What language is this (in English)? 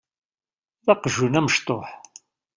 Kabyle